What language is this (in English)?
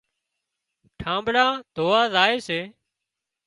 Wadiyara Koli